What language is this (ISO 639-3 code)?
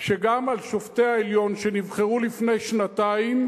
heb